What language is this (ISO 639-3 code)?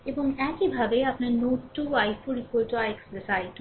ben